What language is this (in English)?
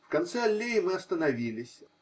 Russian